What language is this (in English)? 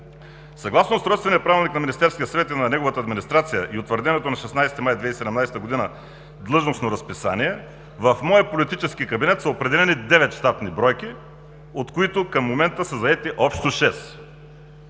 Bulgarian